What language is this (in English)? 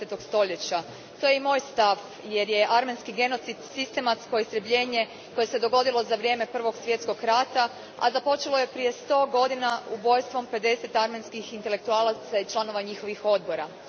Croatian